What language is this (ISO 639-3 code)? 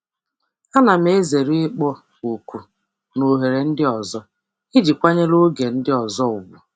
ibo